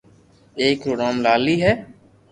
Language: Loarki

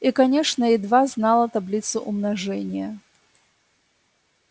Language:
Russian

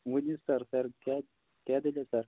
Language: Kashmiri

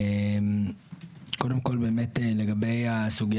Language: Hebrew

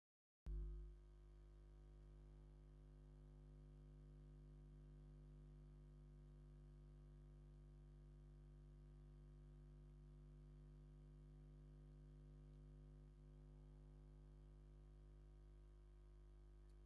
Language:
Tigrinya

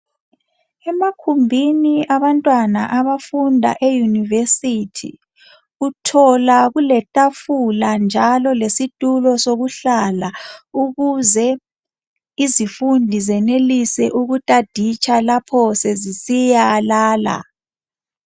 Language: North Ndebele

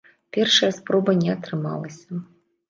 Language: Belarusian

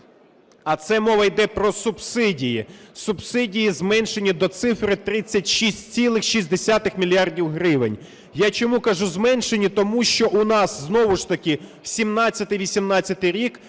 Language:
Ukrainian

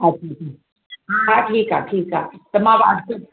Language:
Sindhi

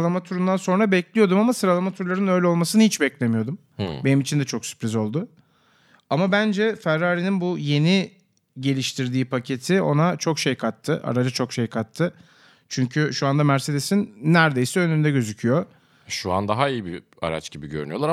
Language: Turkish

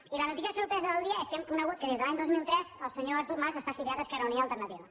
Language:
Catalan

